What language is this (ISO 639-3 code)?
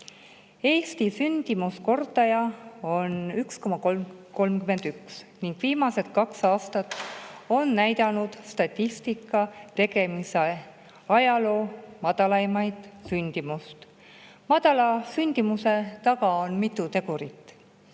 est